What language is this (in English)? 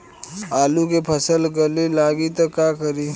Bhojpuri